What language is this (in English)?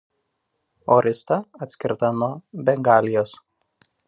Lithuanian